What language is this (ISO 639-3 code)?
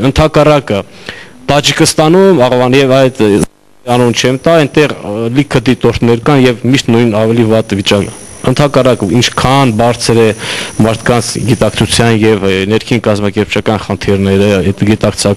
ron